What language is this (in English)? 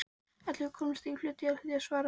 Icelandic